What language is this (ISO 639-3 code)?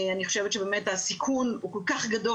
heb